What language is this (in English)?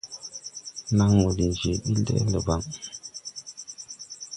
Tupuri